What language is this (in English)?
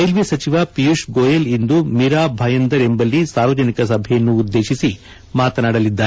Kannada